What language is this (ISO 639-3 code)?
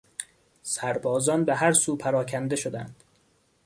fas